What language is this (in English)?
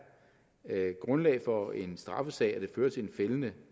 Danish